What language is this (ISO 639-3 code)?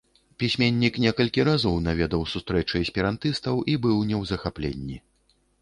bel